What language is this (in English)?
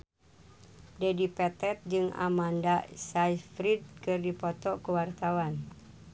Sundanese